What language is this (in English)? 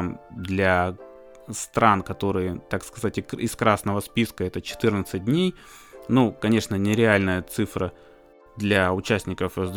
Russian